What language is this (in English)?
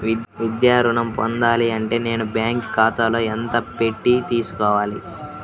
Telugu